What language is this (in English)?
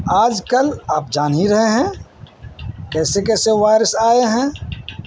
Urdu